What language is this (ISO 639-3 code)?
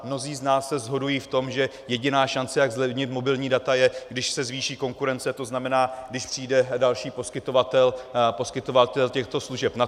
ces